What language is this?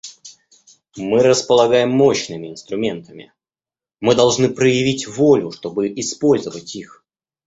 Russian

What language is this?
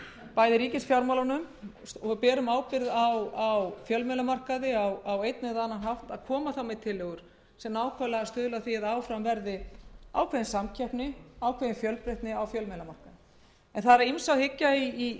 Icelandic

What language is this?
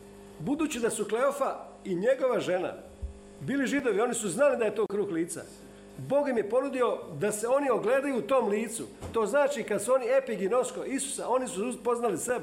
Croatian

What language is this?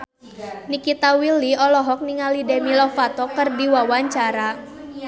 Sundanese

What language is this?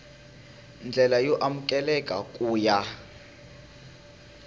Tsonga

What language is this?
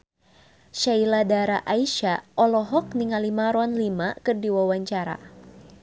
Sundanese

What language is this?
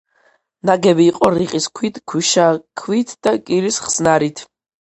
Georgian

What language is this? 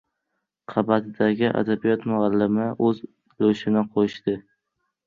Uzbek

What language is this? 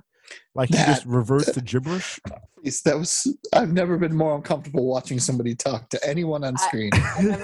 English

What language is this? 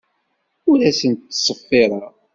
Kabyle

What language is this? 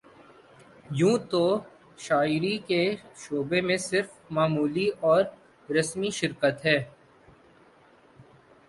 Urdu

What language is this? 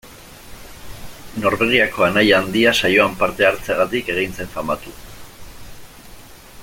Basque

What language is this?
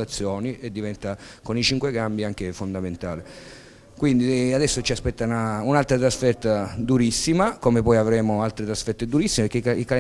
Italian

